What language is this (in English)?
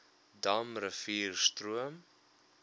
Afrikaans